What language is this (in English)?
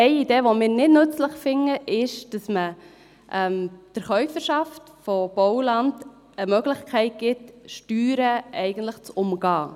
Swiss German